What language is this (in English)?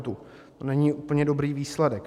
Czech